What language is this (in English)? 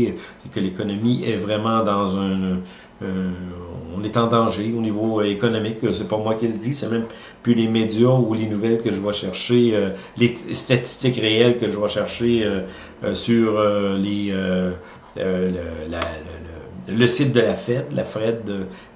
French